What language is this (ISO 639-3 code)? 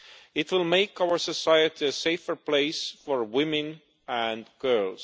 eng